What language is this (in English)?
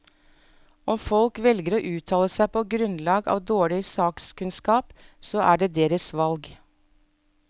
Norwegian